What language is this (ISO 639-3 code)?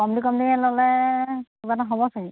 asm